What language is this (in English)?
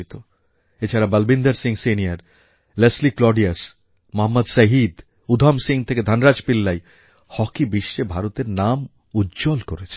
Bangla